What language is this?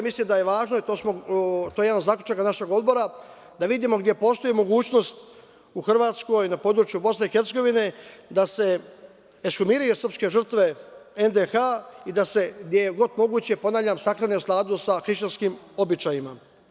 Serbian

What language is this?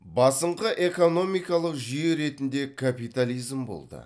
Kazakh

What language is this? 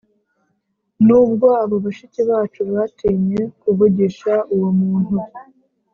Kinyarwanda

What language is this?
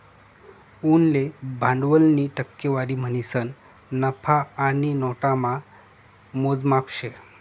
Marathi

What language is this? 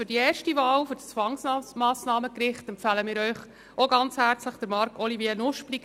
Swiss German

